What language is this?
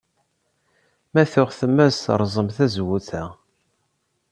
Kabyle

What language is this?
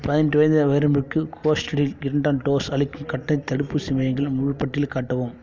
Tamil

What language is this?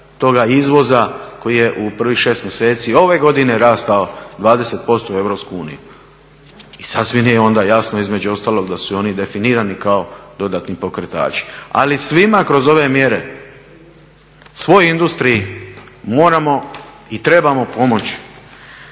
Croatian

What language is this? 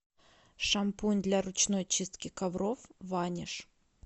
Russian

